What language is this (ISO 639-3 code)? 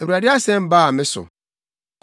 aka